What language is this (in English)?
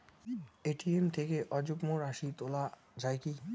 Bangla